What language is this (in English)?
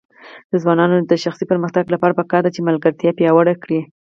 Pashto